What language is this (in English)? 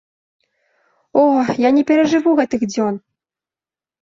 Belarusian